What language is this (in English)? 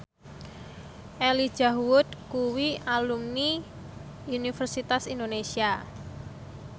Javanese